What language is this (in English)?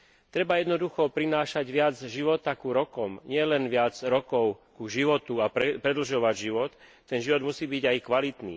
Slovak